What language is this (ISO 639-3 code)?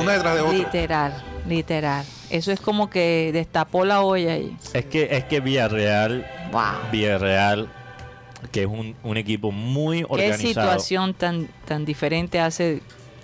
spa